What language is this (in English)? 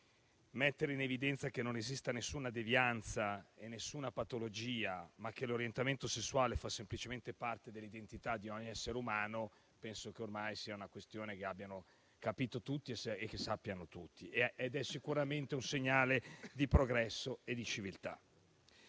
Italian